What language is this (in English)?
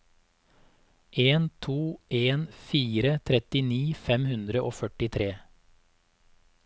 Norwegian